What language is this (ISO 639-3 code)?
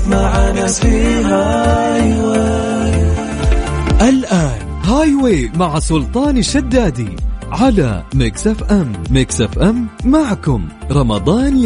ara